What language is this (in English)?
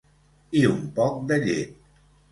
Catalan